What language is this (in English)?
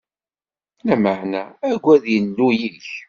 Kabyle